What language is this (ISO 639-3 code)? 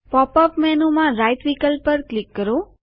guj